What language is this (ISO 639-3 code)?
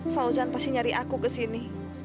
ind